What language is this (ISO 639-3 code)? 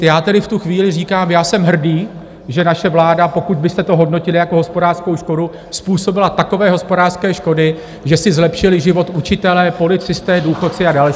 ces